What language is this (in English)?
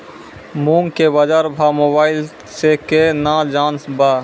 Maithili